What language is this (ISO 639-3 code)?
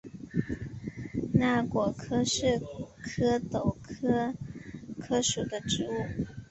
zho